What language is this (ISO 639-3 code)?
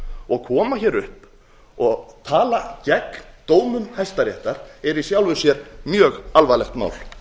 isl